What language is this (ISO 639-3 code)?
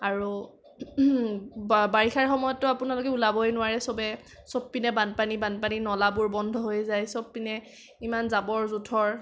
asm